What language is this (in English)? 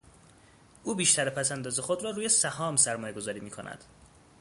Persian